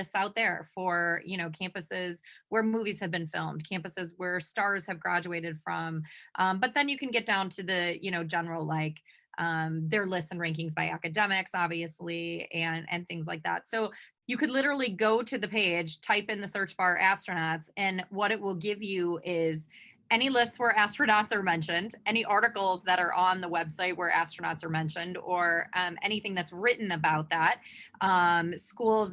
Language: English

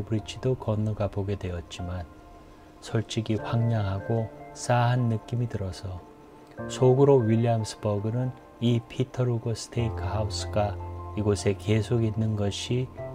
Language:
Korean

